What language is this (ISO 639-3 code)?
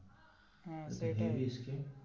ben